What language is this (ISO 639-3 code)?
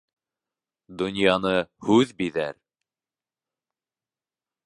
bak